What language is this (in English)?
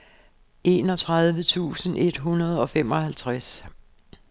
Danish